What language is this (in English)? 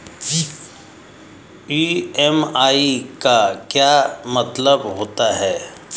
Hindi